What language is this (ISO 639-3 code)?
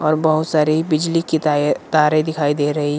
hin